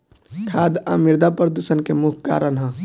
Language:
Bhojpuri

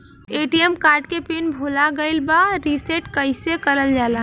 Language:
Bhojpuri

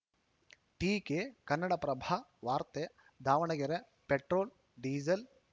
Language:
Kannada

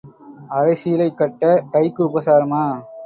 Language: Tamil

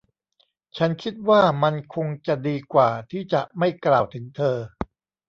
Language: Thai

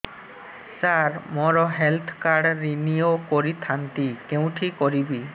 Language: Odia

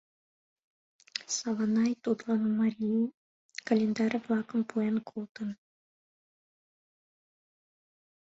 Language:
Mari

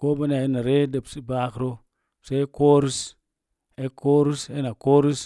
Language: Mom Jango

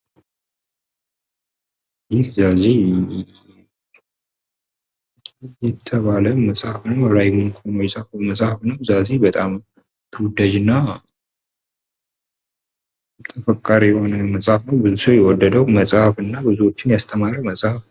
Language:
Amharic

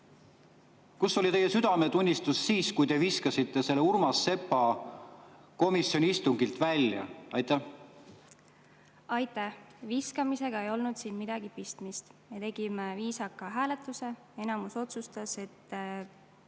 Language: Estonian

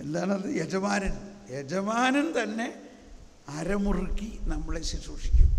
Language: Malayalam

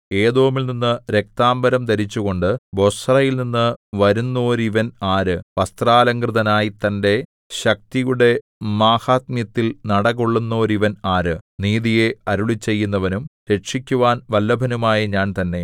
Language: Malayalam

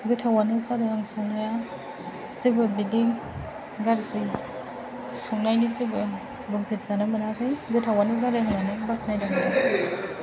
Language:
Bodo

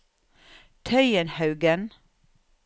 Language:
Norwegian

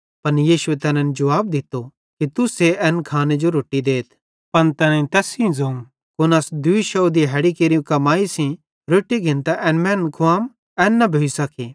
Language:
Bhadrawahi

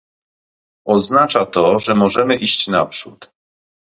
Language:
Polish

